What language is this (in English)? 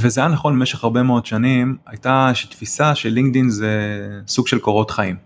Hebrew